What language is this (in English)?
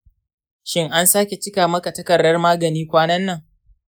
Hausa